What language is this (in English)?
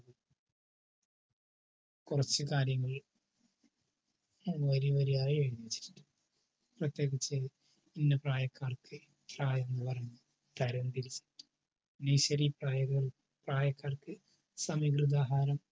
Malayalam